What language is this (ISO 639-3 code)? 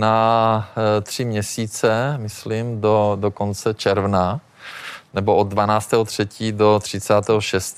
ces